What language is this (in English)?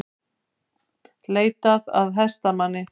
Icelandic